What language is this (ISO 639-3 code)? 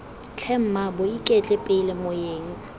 tsn